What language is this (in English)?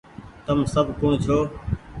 Goaria